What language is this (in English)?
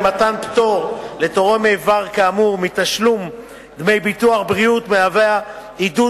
Hebrew